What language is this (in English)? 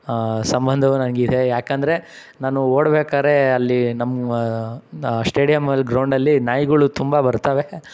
Kannada